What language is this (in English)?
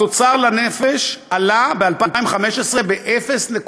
Hebrew